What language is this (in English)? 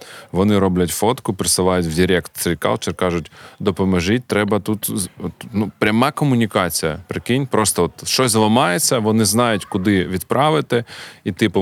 Ukrainian